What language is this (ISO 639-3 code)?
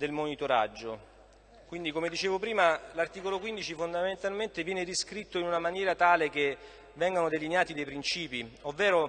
ita